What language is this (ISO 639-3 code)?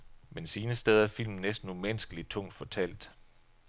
dan